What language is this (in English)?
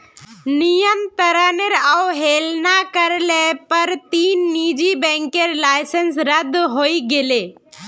Magahi